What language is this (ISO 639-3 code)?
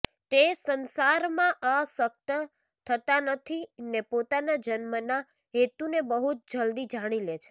guj